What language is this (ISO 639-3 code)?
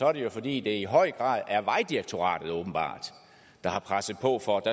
dan